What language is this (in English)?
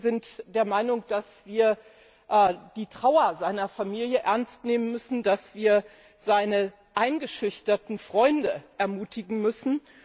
German